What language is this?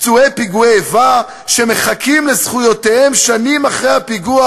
Hebrew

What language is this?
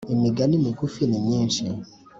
Kinyarwanda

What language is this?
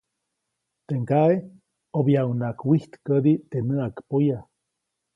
Copainalá Zoque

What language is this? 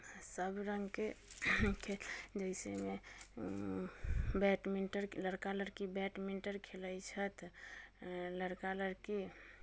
Maithili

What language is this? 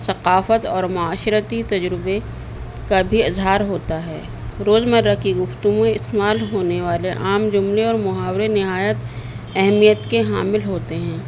Urdu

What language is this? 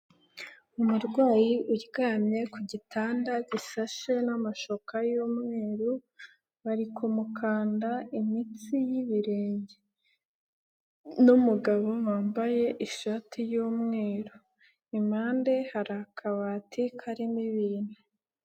Kinyarwanda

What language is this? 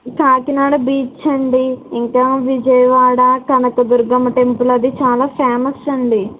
Telugu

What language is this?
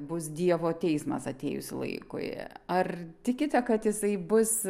Lithuanian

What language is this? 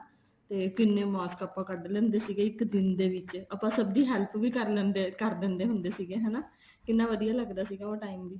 Punjabi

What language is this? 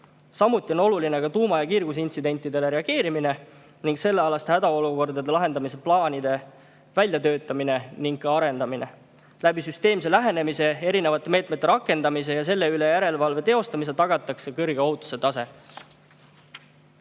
Estonian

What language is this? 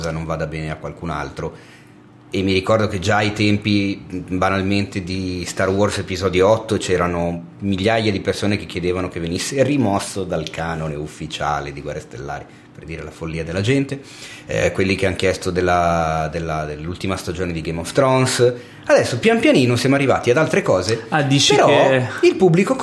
Italian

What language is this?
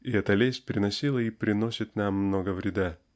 Russian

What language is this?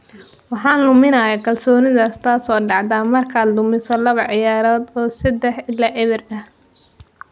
Somali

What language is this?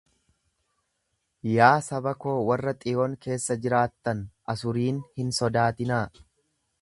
Oromo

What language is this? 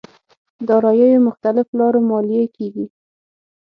Pashto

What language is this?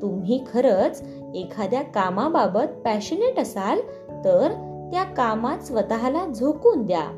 Marathi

